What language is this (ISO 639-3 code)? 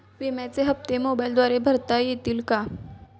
mar